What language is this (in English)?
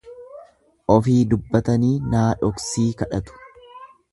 Oromo